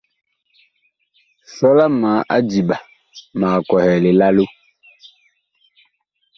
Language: Bakoko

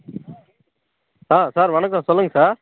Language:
Tamil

